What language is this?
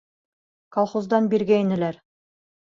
Bashkir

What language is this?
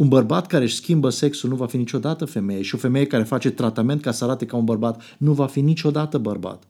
Romanian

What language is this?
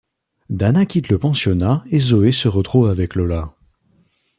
French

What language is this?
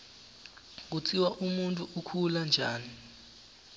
Swati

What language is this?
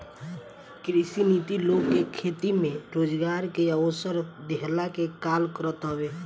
Bhojpuri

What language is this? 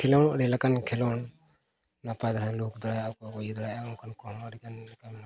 Santali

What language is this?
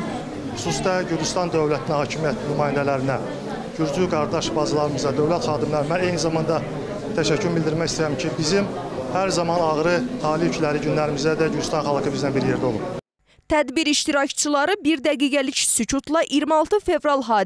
Turkish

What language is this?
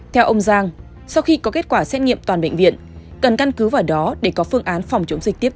Vietnamese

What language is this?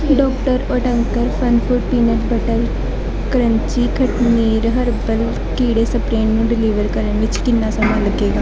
Punjabi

